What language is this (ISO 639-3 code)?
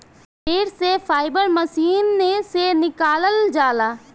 bho